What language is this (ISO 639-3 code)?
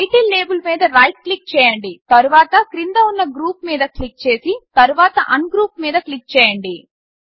tel